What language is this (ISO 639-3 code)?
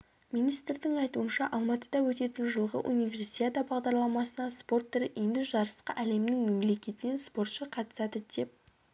kaz